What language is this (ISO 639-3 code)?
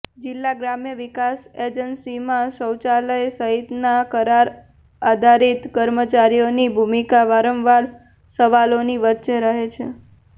guj